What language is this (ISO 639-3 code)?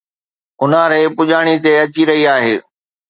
snd